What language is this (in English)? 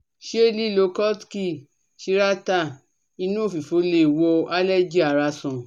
Yoruba